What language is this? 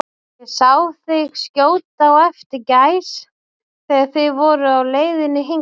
Icelandic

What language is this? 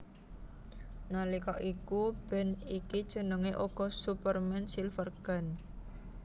Javanese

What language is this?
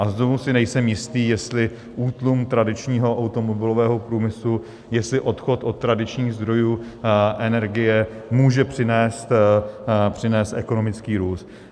Czech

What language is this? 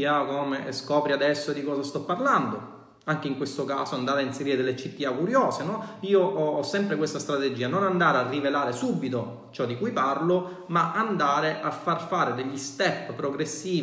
Italian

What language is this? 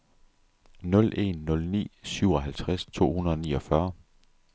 Danish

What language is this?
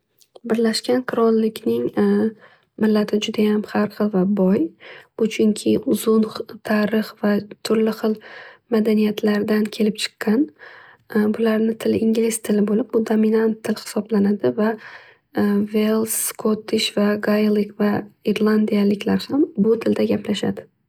Uzbek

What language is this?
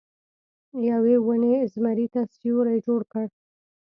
Pashto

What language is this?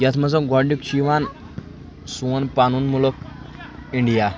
Kashmiri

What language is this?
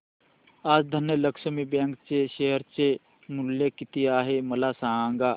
Marathi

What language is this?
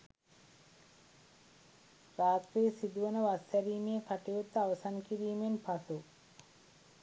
Sinhala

